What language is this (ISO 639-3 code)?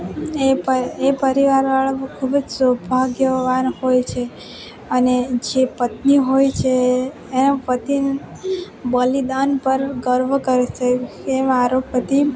guj